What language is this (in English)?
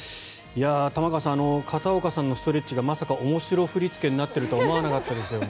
Japanese